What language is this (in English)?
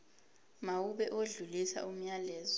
Zulu